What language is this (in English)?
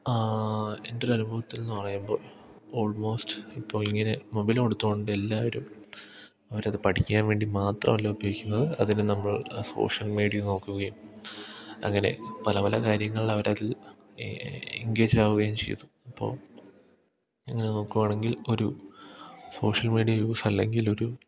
Malayalam